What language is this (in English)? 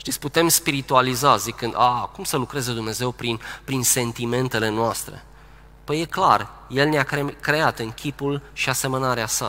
Romanian